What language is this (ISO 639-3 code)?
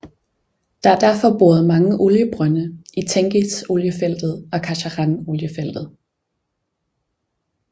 dan